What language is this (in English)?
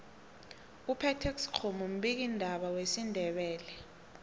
South Ndebele